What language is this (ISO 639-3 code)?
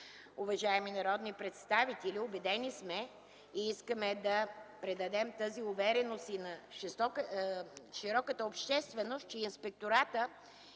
bul